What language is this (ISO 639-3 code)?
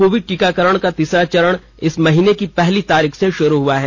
hin